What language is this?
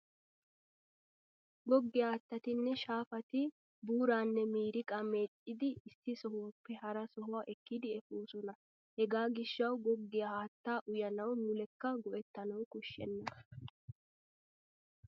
Wolaytta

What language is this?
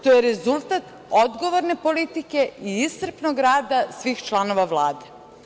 Serbian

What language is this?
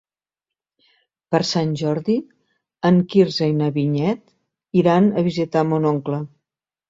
Catalan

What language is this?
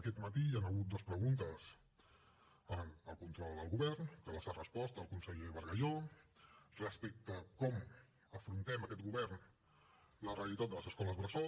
Catalan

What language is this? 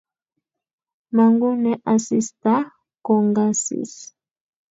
Kalenjin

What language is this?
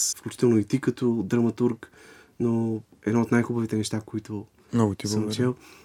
Bulgarian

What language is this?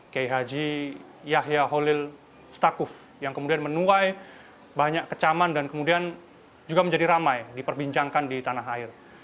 Indonesian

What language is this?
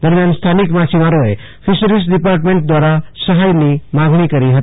Gujarati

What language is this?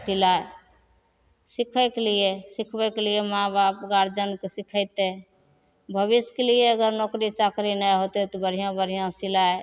Maithili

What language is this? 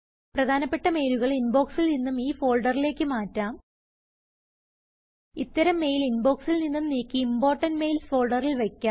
Malayalam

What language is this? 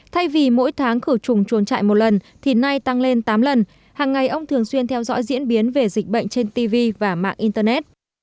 Vietnamese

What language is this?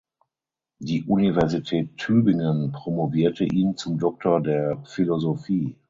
German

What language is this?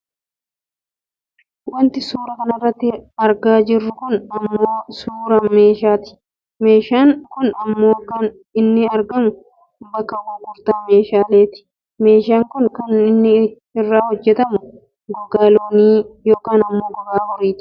Oromo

